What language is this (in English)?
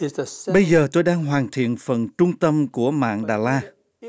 Vietnamese